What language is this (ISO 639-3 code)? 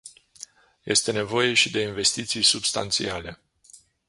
ron